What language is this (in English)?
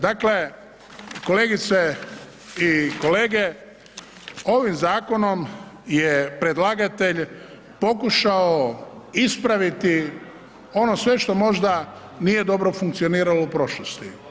Croatian